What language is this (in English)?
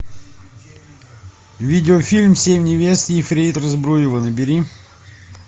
Russian